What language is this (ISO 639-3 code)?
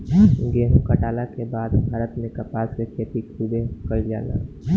bho